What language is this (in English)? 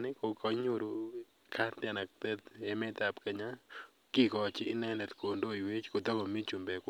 Kalenjin